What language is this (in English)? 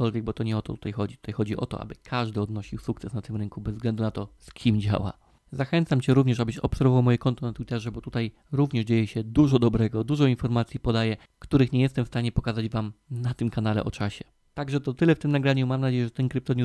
Polish